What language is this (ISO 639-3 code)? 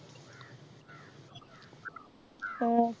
mal